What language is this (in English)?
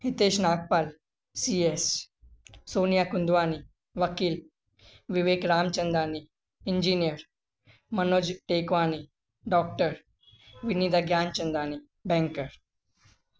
Sindhi